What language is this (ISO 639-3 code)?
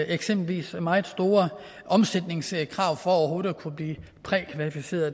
dan